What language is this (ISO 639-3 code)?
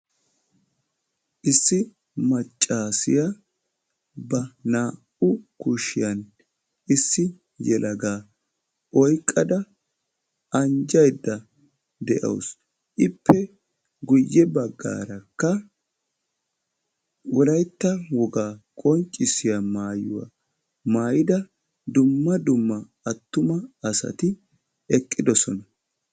wal